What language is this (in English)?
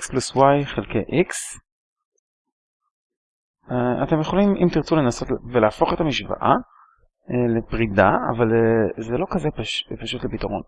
Hebrew